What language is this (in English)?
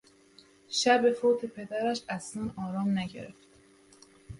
Persian